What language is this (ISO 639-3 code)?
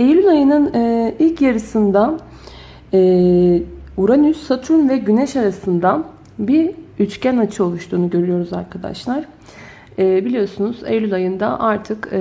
tur